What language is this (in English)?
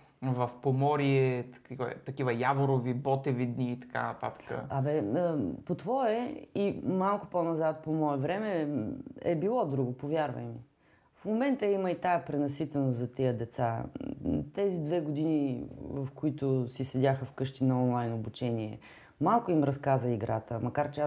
Bulgarian